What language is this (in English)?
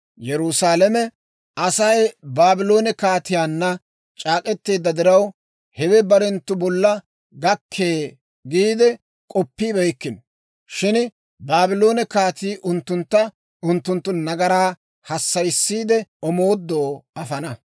Dawro